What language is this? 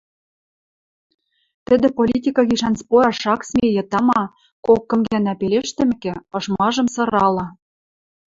Western Mari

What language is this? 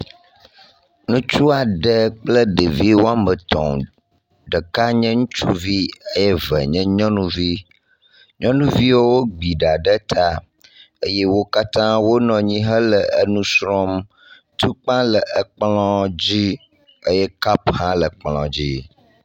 Ewe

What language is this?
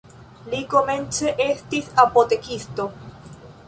Esperanto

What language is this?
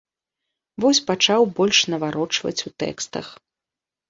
Belarusian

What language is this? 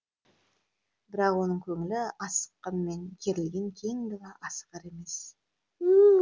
Kazakh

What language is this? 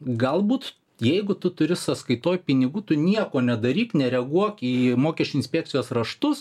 Lithuanian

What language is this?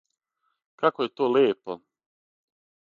Serbian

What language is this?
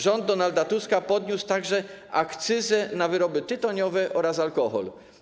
Polish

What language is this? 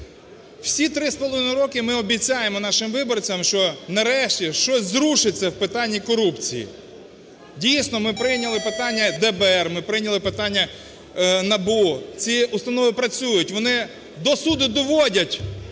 Ukrainian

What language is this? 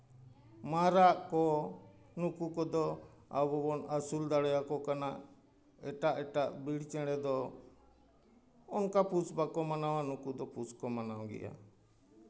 Santali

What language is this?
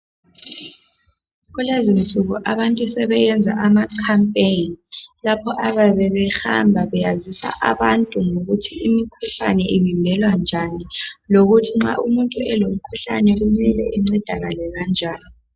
North Ndebele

